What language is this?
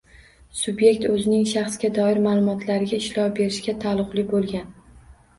Uzbek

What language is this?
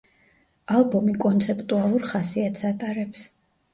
Georgian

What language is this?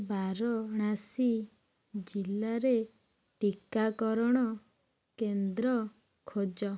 Odia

